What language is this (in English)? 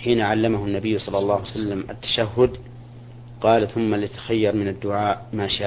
Arabic